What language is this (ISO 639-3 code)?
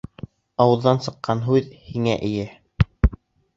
bak